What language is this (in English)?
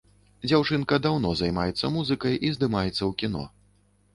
Belarusian